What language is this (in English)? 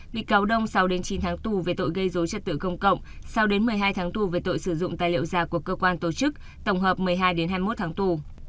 Vietnamese